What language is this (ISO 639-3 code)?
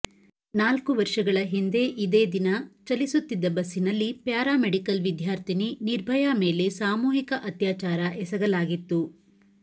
kan